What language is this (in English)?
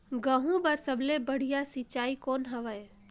Chhattisgarhi